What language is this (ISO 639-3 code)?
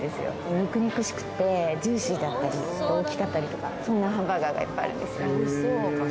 jpn